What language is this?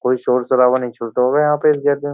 Hindi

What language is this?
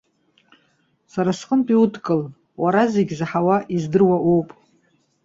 Abkhazian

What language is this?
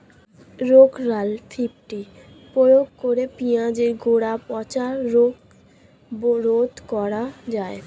Bangla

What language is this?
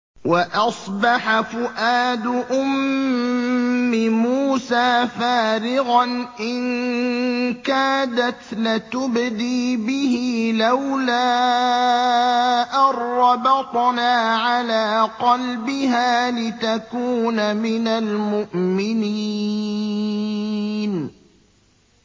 Arabic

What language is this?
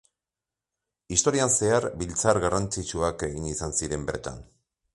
Basque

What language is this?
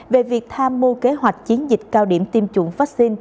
Vietnamese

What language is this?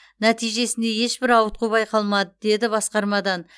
Kazakh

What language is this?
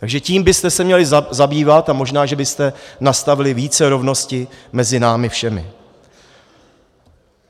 Czech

